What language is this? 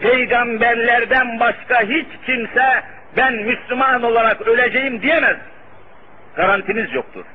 Turkish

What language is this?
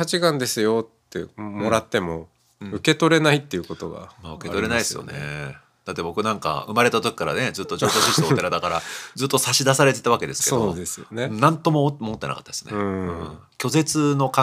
Japanese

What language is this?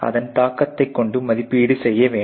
Tamil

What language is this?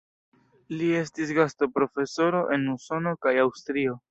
Esperanto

